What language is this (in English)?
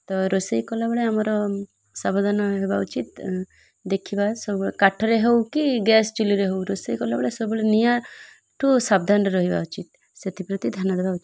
Odia